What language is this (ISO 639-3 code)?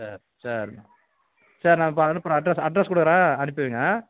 tam